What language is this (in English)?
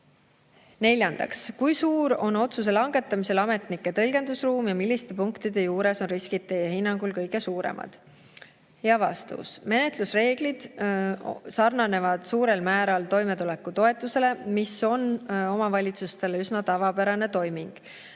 Estonian